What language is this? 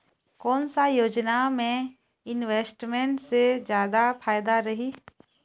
Chhattisgarhi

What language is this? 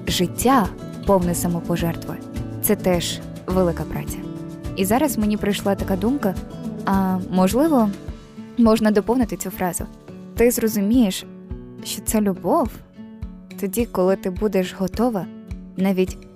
Ukrainian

